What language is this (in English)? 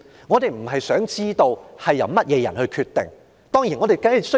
Cantonese